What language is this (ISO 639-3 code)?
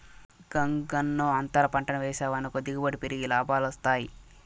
tel